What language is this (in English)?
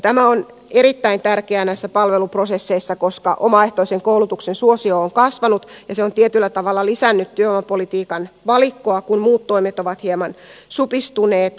Finnish